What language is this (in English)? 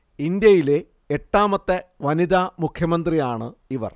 Malayalam